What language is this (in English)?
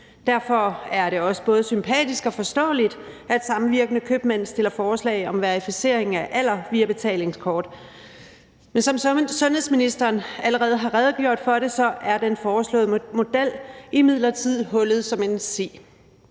Danish